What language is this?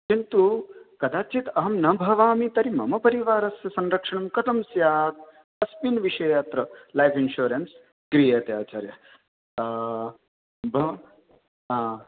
Sanskrit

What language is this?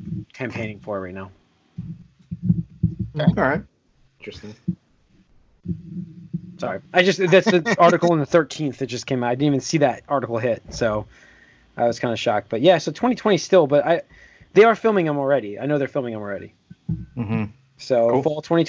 English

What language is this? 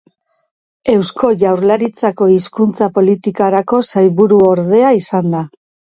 Basque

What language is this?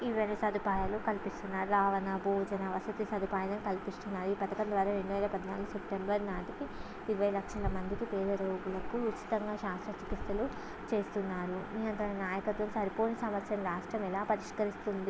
Telugu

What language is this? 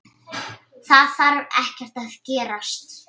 Icelandic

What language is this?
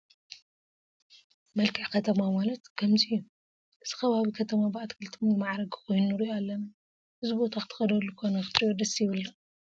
Tigrinya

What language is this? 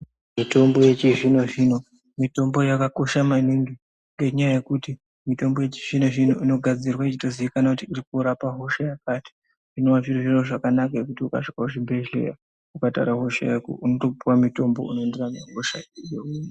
Ndau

